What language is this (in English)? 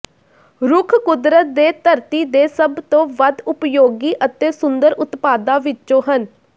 Punjabi